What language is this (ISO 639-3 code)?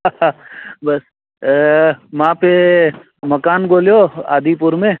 snd